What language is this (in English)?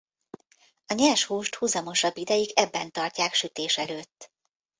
Hungarian